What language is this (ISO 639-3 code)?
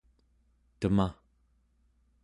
esu